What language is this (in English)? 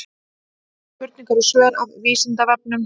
Icelandic